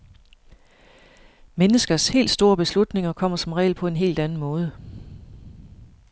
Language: Danish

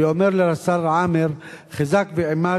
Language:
Hebrew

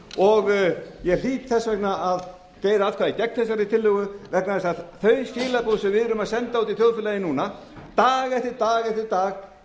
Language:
Icelandic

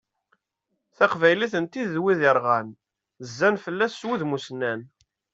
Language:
Kabyle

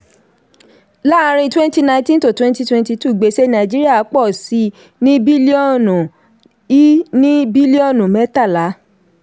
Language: Yoruba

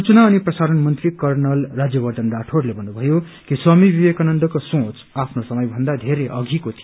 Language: Nepali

